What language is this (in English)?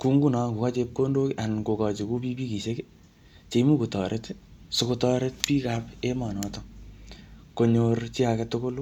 Kalenjin